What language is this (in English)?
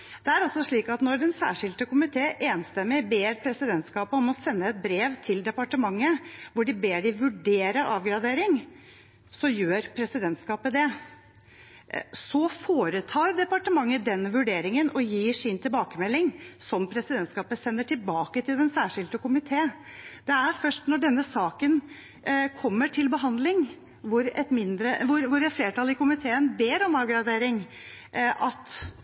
Norwegian Bokmål